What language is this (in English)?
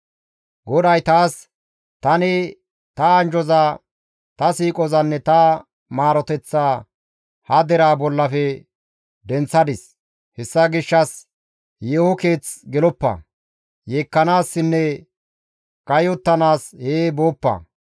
Gamo